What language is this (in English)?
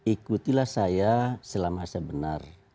Indonesian